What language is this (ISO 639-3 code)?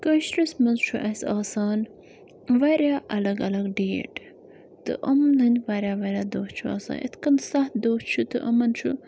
kas